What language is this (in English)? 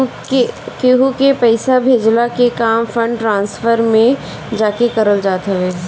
Bhojpuri